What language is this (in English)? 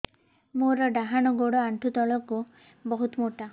Odia